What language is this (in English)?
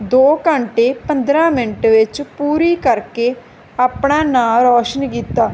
Punjabi